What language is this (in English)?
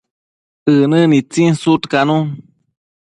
Matsés